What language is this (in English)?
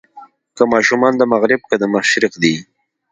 Pashto